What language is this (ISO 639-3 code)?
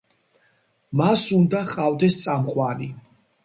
kat